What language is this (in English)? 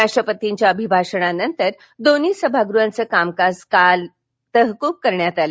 Marathi